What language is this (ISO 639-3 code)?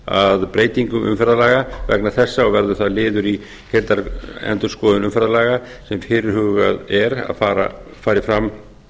isl